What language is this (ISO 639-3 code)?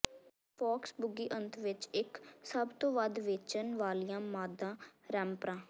pan